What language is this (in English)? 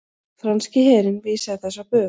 Icelandic